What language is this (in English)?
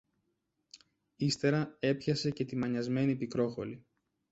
Greek